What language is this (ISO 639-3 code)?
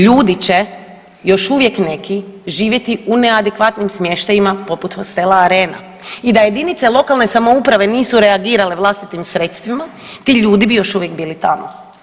hrv